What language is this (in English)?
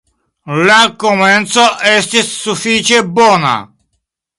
Esperanto